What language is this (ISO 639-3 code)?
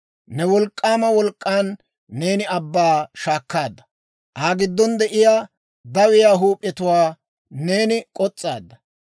dwr